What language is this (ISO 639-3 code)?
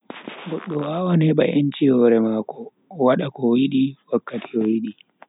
fui